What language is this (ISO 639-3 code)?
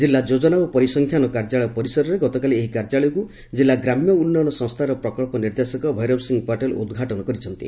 ori